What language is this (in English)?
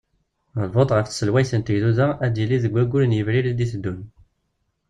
Kabyle